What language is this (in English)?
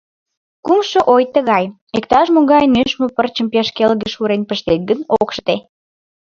Mari